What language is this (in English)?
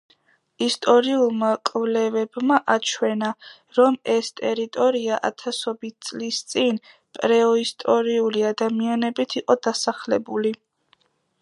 Georgian